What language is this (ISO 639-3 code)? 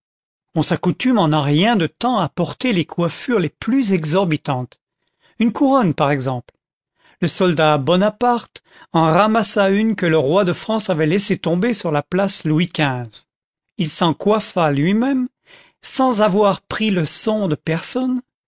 fra